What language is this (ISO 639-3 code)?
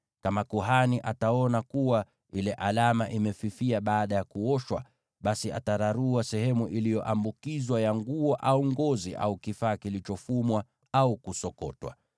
swa